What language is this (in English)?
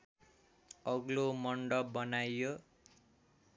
Nepali